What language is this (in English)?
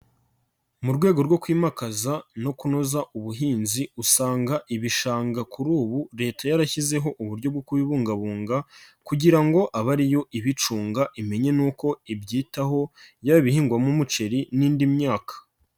Kinyarwanda